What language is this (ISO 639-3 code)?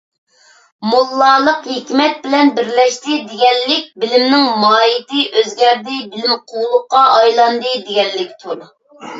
uig